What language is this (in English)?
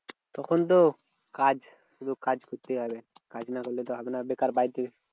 Bangla